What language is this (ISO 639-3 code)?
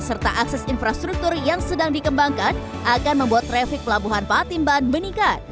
ind